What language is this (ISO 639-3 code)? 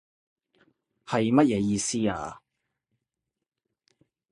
yue